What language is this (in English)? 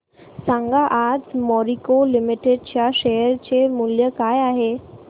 Marathi